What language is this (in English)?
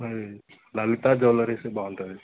Telugu